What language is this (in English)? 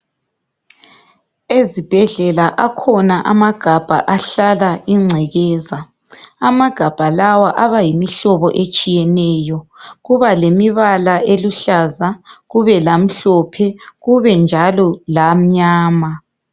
North Ndebele